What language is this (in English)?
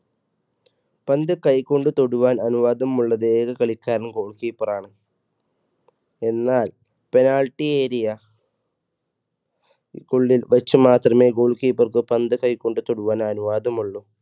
Malayalam